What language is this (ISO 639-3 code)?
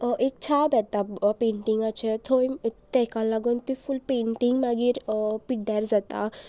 kok